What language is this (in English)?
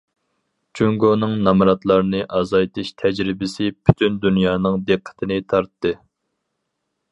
Uyghur